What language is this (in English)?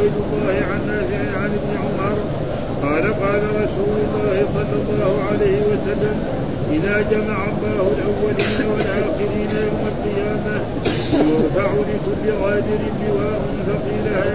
Arabic